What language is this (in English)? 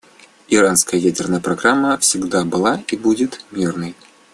Russian